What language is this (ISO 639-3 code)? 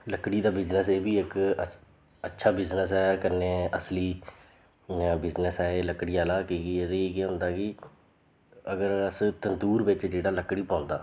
doi